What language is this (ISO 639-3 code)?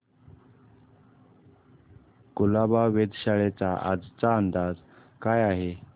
mar